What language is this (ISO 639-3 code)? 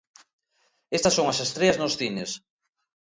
glg